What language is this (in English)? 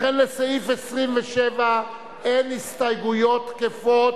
Hebrew